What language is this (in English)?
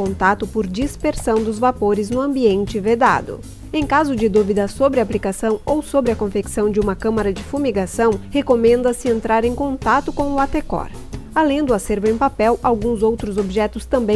Portuguese